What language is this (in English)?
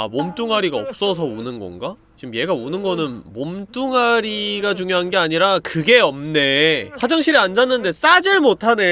Korean